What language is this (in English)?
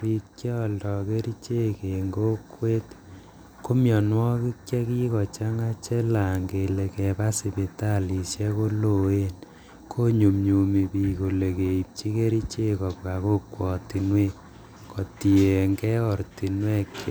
Kalenjin